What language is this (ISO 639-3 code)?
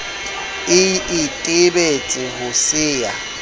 sot